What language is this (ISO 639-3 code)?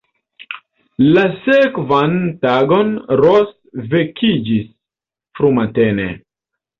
epo